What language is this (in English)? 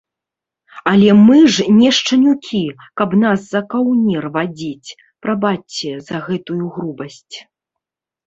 Belarusian